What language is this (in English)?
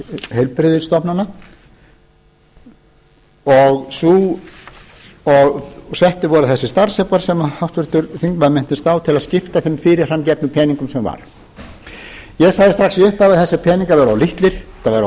Icelandic